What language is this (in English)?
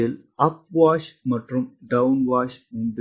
Tamil